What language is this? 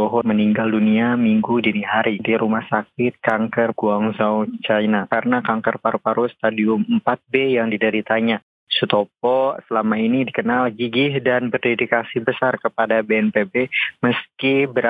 Indonesian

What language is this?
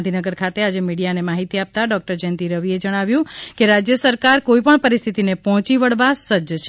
Gujarati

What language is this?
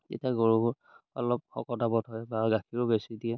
Assamese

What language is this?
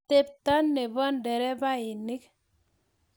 Kalenjin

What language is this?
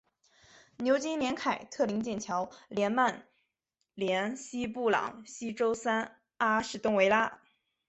Chinese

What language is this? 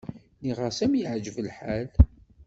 Kabyle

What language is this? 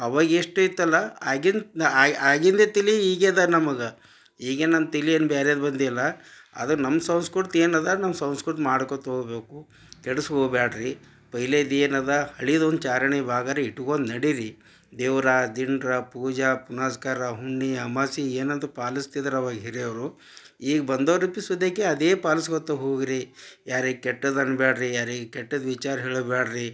Kannada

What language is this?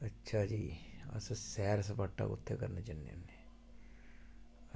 Dogri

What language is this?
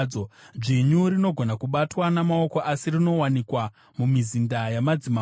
Shona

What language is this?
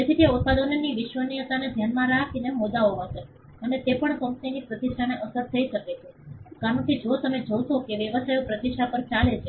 Gujarati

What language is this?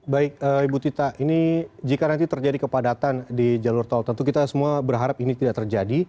Indonesian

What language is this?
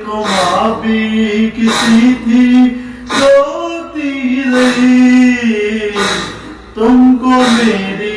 Turkish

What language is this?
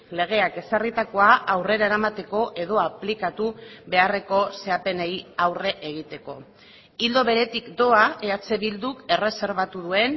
Basque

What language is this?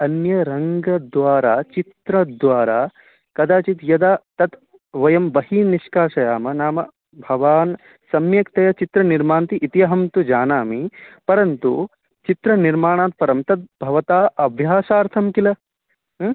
Sanskrit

